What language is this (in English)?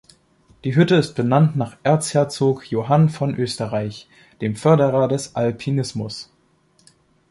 German